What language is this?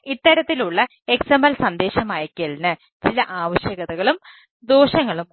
Malayalam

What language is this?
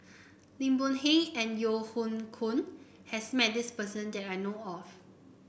English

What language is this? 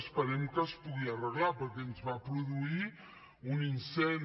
Catalan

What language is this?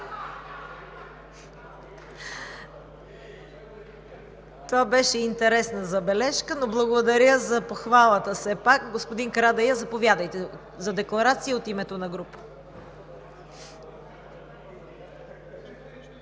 Bulgarian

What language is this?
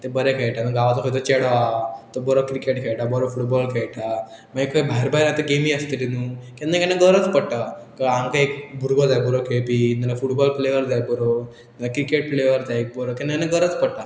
Konkani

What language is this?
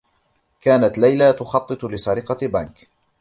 Arabic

